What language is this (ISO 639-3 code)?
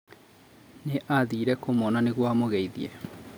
kik